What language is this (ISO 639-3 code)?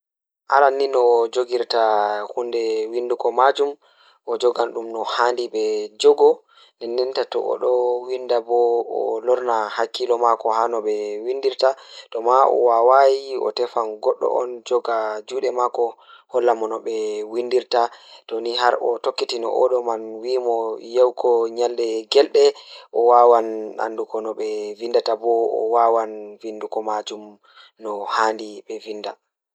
ful